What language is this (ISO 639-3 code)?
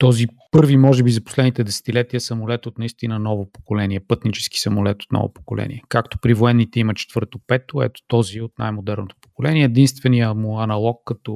bul